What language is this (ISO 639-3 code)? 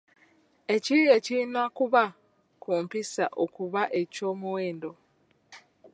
lug